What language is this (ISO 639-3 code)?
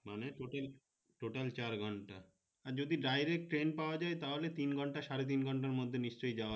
ben